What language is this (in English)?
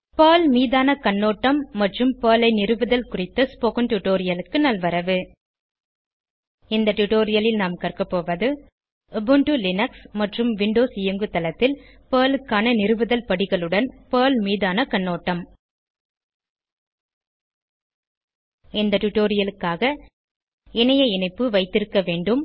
Tamil